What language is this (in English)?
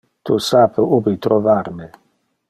Interlingua